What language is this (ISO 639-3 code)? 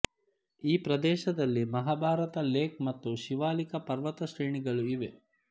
kan